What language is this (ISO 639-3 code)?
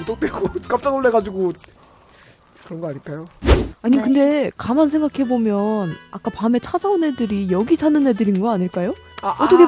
kor